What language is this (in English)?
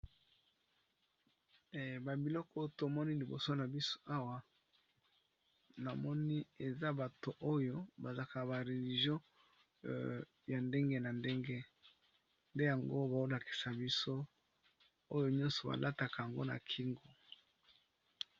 Lingala